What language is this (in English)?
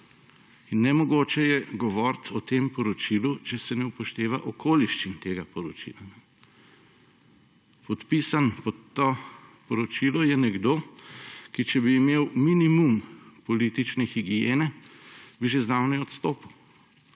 Slovenian